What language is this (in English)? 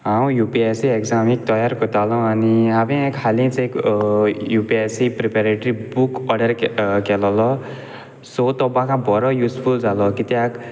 Konkani